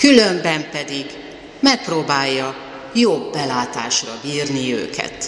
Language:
Hungarian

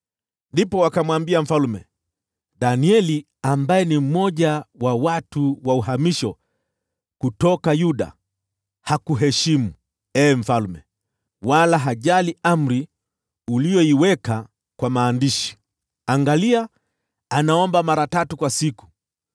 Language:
Swahili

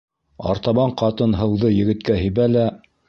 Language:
Bashkir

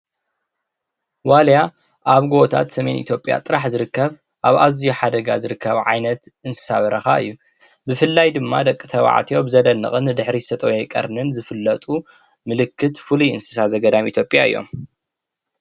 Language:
Tigrinya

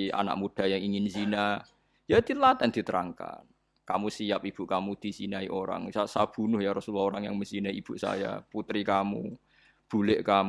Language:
Indonesian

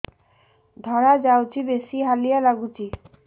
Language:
Odia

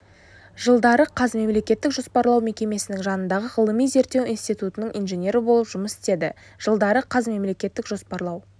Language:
Kazakh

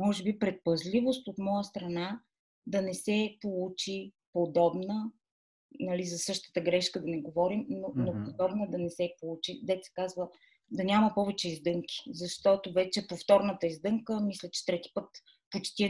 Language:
Bulgarian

